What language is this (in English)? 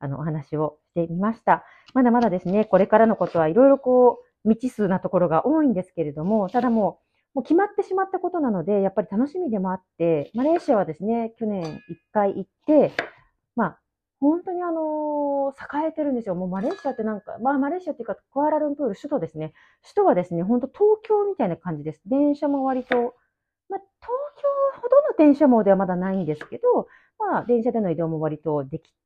Japanese